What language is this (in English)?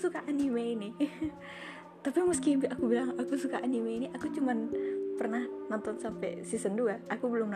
Indonesian